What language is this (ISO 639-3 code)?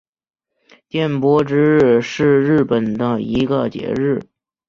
zho